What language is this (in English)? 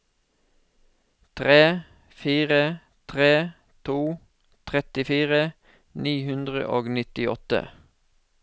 Norwegian